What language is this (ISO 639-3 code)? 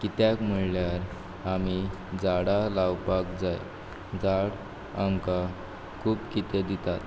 kok